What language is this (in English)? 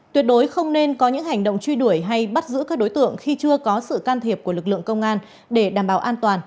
Vietnamese